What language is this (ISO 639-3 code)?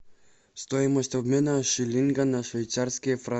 rus